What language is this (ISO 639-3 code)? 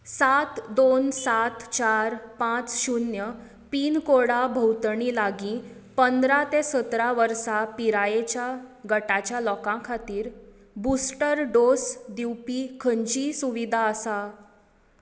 kok